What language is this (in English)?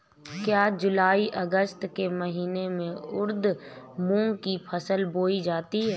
Hindi